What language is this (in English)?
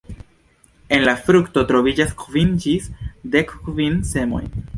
Esperanto